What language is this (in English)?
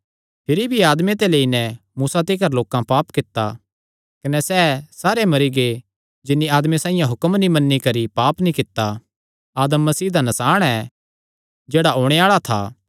Kangri